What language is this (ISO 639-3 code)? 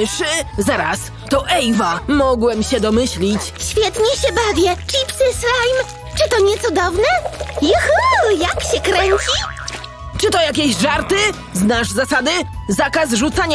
pol